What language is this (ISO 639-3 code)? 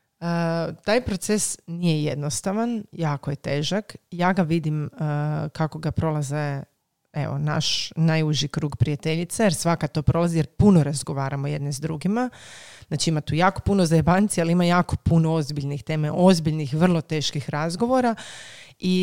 hrv